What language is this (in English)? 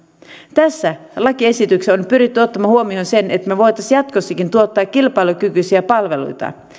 Finnish